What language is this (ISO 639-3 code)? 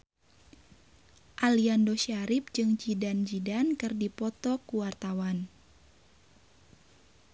sun